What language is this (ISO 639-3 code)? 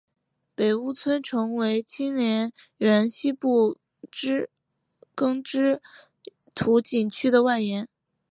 zho